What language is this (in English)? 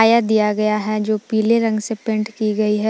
Hindi